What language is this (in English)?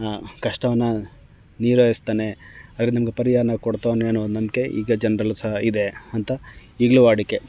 Kannada